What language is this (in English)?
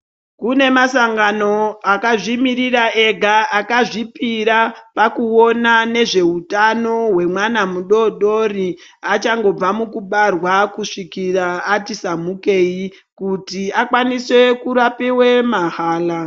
Ndau